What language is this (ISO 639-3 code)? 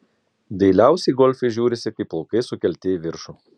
lit